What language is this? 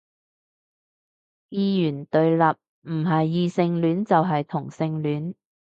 Cantonese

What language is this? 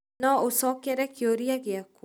Kikuyu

